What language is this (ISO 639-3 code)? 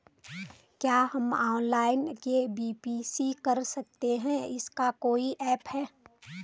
hin